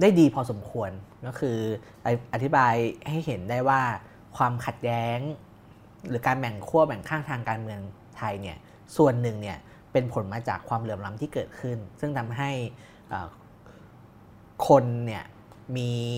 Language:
Thai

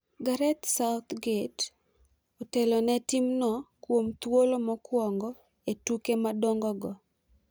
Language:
Luo (Kenya and Tanzania)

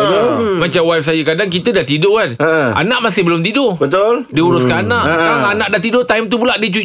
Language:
Malay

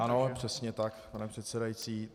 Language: Czech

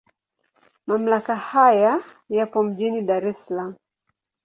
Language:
Swahili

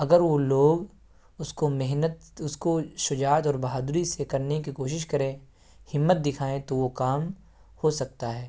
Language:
Urdu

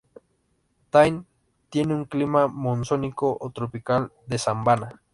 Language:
Spanish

